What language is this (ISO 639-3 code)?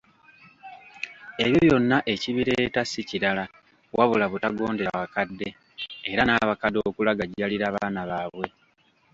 lug